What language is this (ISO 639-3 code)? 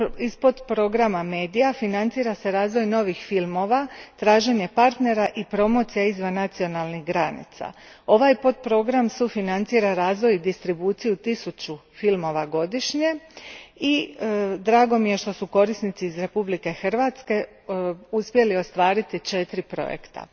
hrv